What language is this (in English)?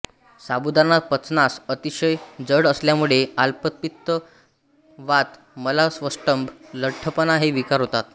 Marathi